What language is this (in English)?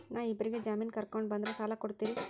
Kannada